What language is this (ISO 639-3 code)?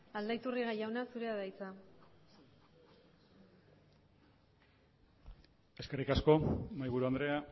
eus